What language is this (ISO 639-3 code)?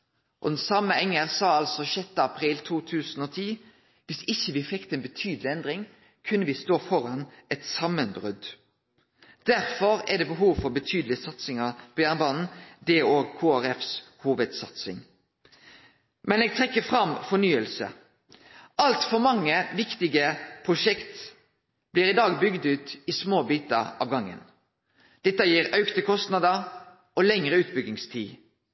nno